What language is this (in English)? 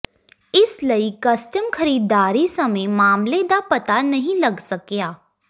Punjabi